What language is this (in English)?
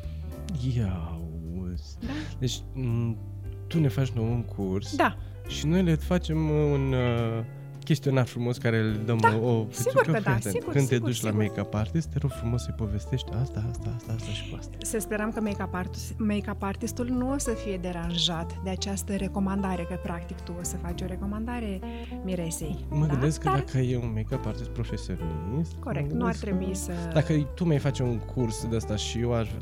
Romanian